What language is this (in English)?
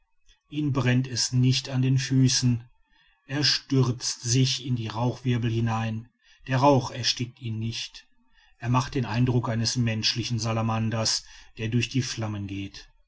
German